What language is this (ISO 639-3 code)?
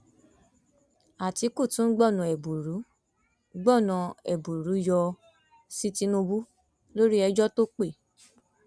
yor